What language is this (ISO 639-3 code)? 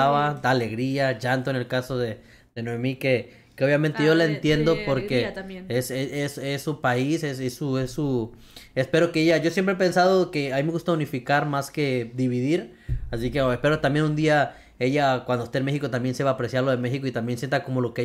spa